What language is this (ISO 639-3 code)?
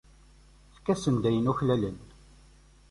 kab